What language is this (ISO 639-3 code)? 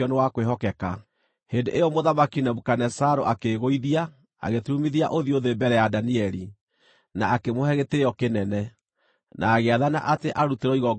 kik